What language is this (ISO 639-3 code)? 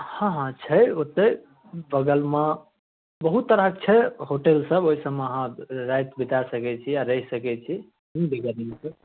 mai